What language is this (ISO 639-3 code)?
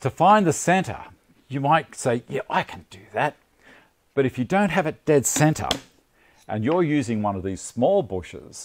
eng